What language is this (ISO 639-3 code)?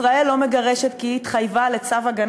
heb